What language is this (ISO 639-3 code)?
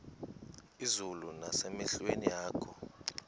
xho